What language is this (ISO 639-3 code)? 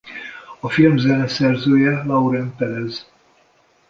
hun